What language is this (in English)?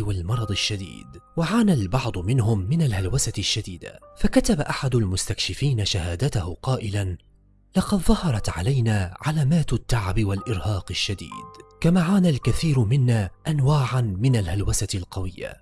Arabic